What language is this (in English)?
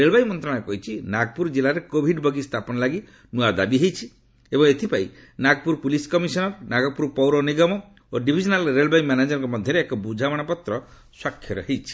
Odia